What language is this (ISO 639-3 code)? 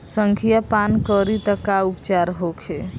bho